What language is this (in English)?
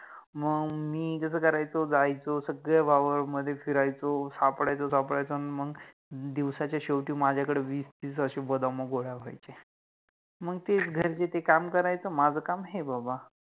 Marathi